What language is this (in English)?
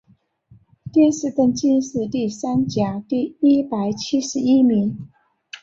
Chinese